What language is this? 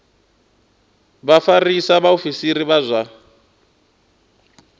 Venda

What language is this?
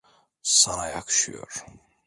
Turkish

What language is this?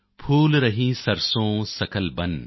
Punjabi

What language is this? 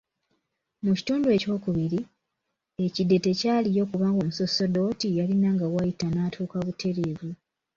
Ganda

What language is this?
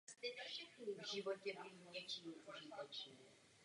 Czech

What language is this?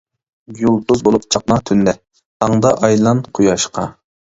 Uyghur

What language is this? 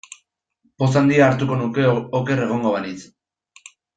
Basque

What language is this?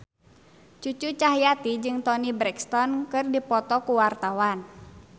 Sundanese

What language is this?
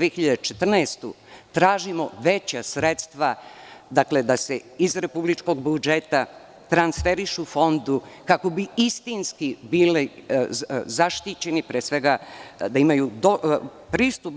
Serbian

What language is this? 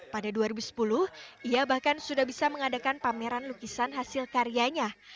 Indonesian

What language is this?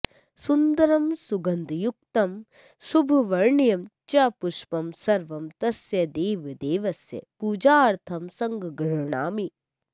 Sanskrit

